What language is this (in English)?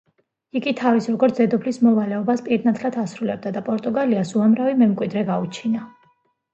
Georgian